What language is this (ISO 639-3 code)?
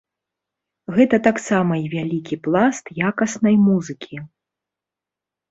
bel